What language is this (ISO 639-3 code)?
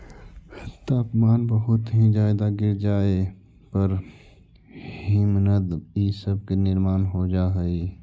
mag